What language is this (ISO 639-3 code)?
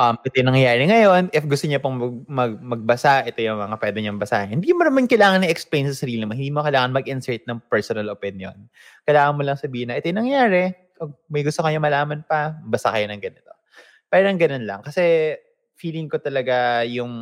fil